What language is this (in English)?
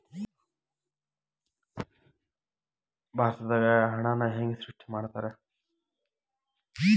Kannada